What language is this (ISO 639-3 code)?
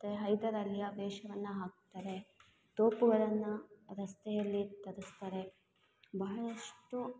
kan